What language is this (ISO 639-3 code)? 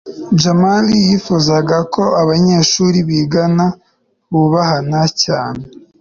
kin